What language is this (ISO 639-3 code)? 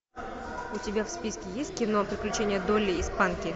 rus